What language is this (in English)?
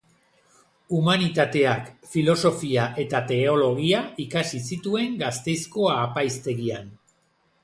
Basque